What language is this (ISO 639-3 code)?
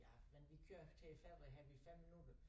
dan